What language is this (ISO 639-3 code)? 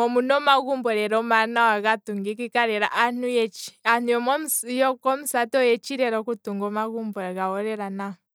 kwm